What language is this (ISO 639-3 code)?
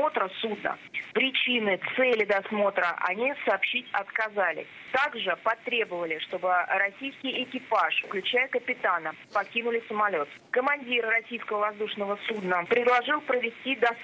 rus